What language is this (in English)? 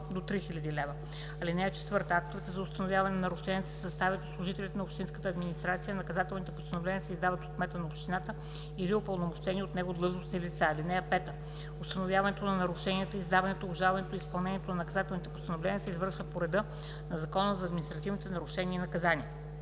Bulgarian